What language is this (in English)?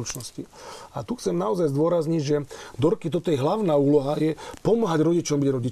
Slovak